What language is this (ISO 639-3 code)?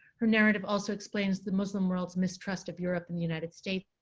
eng